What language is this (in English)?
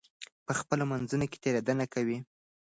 Pashto